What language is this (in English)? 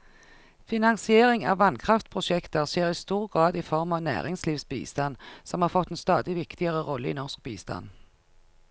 Norwegian